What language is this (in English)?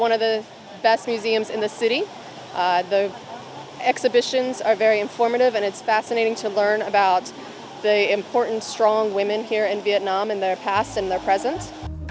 Vietnamese